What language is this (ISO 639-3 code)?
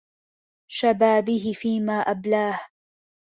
ara